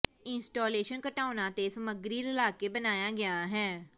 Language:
Punjabi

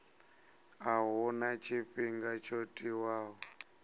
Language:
Venda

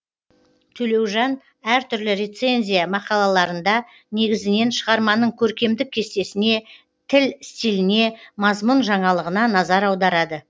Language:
Kazakh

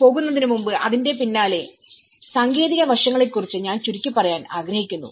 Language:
Malayalam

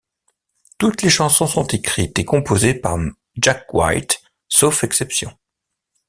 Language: French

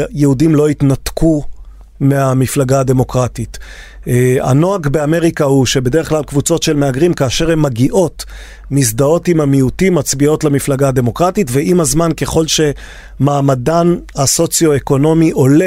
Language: Hebrew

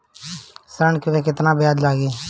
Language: Bhojpuri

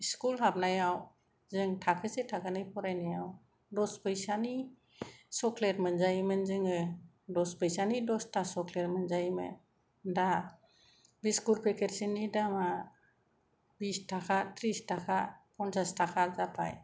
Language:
Bodo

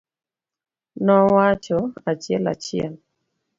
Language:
Luo (Kenya and Tanzania)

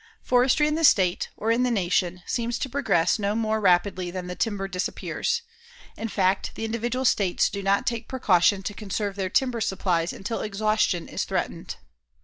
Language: English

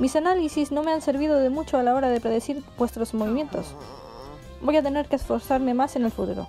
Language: Spanish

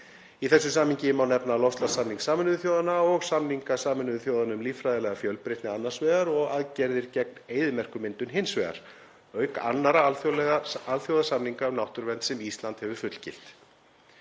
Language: Icelandic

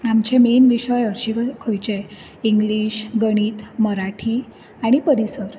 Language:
Konkani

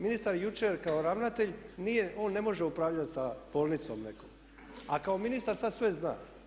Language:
Croatian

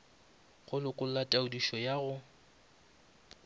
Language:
Northern Sotho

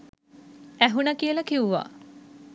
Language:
Sinhala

